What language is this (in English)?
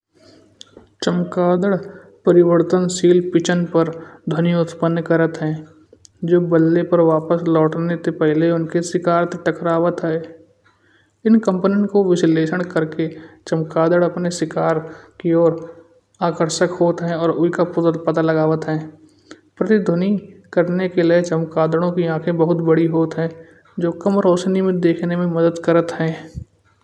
Kanauji